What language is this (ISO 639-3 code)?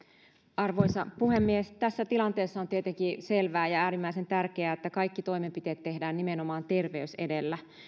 fin